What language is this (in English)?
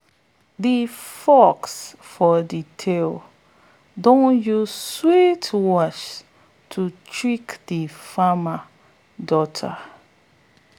Nigerian Pidgin